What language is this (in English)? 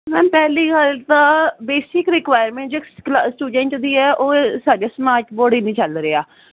Punjabi